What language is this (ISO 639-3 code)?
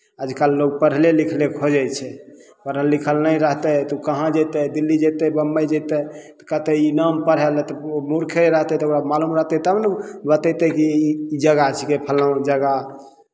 mai